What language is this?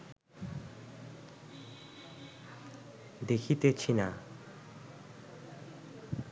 Bangla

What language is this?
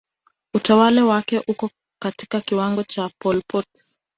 Swahili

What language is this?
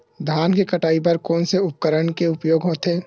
Chhattisgarhi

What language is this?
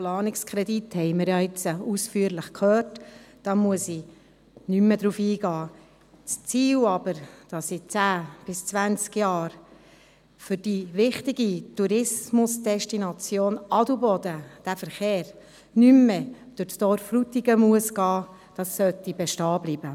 Swiss German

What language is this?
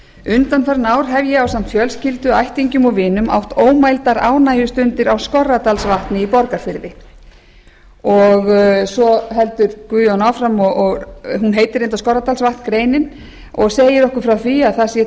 Icelandic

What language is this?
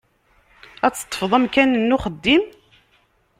Kabyle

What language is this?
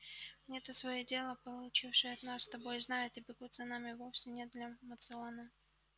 Russian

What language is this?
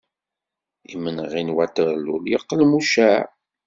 Kabyle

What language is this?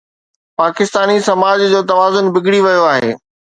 Sindhi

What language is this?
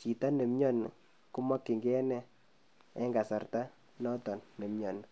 Kalenjin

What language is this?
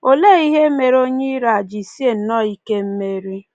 Igbo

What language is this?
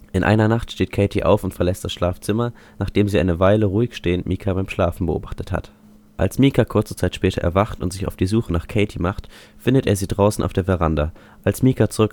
German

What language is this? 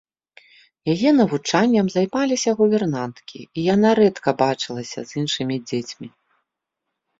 Belarusian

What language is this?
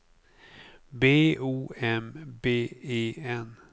Swedish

